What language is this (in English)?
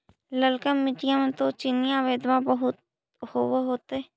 Magahi